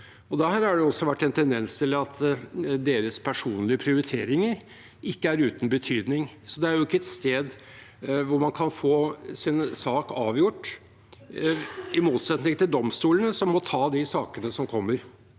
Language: Norwegian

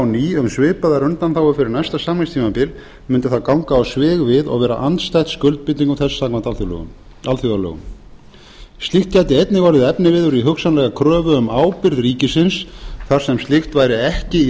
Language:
Icelandic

